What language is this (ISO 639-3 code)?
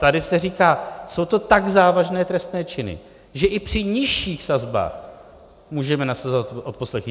ces